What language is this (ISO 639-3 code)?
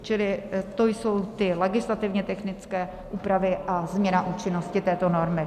ces